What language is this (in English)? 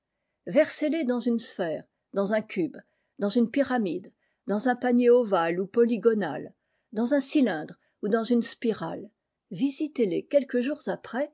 French